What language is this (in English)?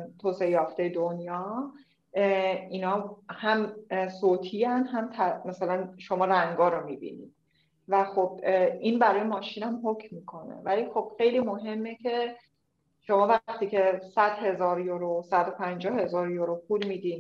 Persian